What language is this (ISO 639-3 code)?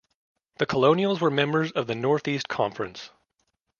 eng